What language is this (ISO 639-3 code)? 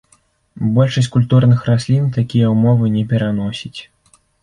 bel